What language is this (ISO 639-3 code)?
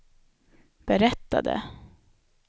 swe